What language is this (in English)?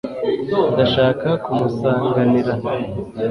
Kinyarwanda